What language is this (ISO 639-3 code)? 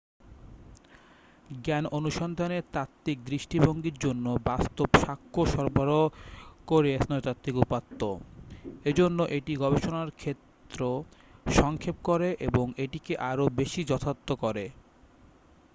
ben